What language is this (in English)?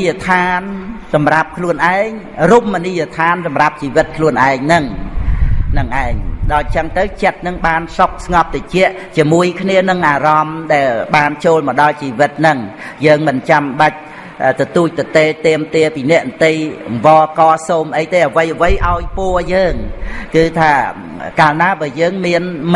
Vietnamese